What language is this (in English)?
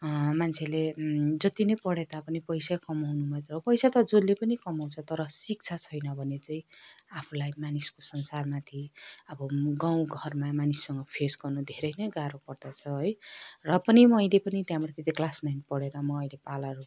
Nepali